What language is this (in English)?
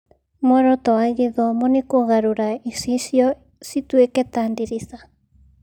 Kikuyu